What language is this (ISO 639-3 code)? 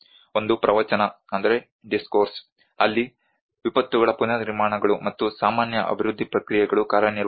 kan